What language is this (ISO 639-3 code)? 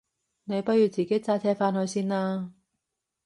yue